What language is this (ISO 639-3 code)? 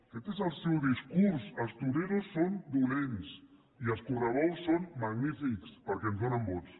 cat